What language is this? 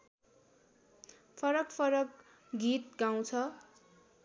Nepali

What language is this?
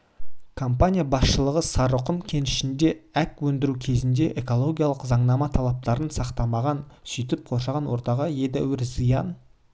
Kazakh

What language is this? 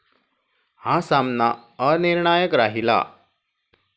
Marathi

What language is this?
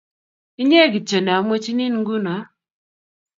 Kalenjin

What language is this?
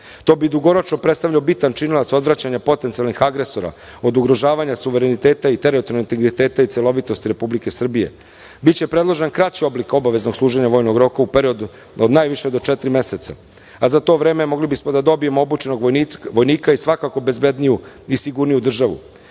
Serbian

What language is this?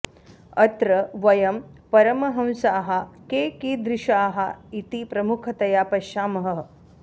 Sanskrit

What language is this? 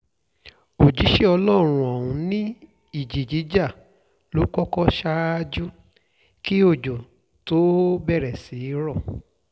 Yoruba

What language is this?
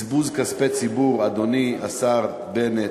Hebrew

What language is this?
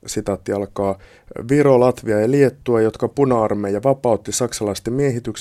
Finnish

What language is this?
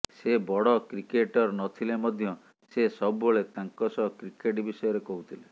Odia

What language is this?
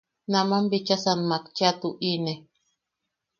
Yaqui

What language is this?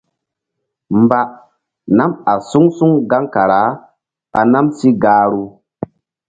Mbum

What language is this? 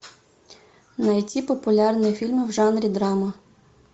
Russian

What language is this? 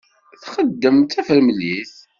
Kabyle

